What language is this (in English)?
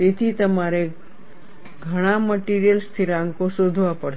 Gujarati